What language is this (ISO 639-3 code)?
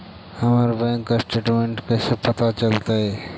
mag